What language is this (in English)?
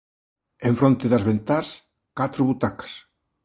Galician